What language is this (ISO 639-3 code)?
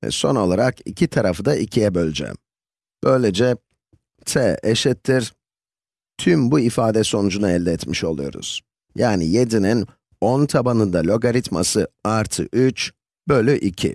tur